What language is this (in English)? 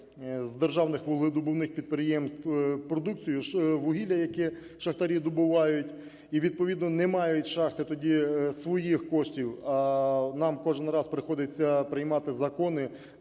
Ukrainian